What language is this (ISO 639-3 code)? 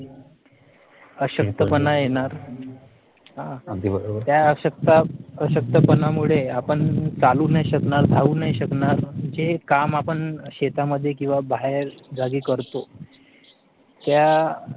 mar